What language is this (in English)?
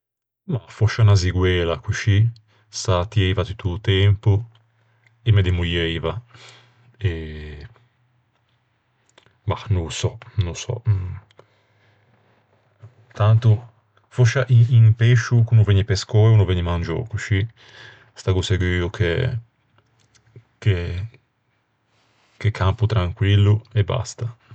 Ligurian